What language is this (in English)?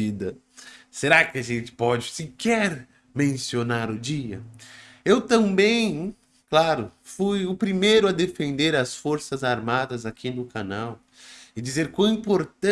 Portuguese